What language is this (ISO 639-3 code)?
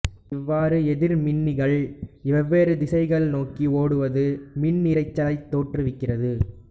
tam